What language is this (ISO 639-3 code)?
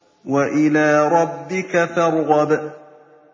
ara